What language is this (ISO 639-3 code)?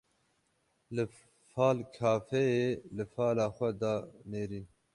kur